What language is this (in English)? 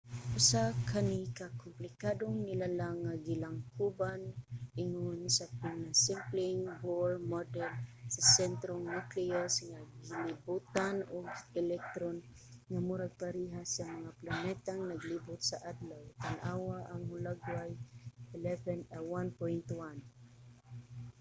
Cebuano